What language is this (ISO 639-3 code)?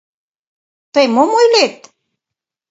chm